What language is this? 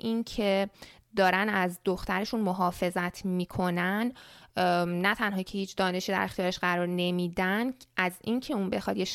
Persian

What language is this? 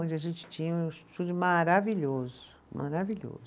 Portuguese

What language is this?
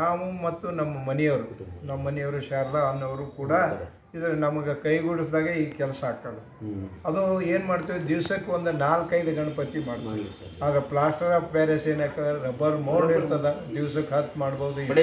Arabic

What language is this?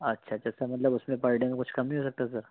Urdu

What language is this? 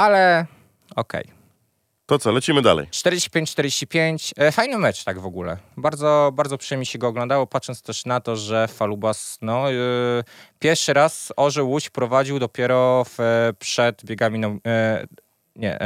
Polish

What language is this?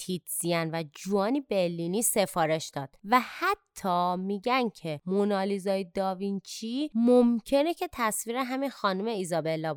Persian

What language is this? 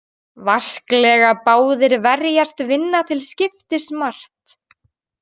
Icelandic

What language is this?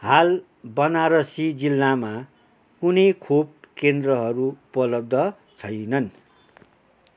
Nepali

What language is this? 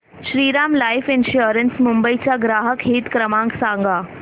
Marathi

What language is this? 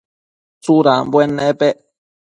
Matsés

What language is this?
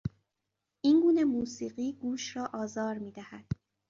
Persian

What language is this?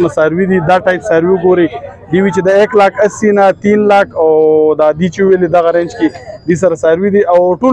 Arabic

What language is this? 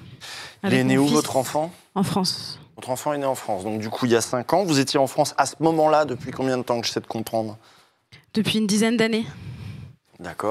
French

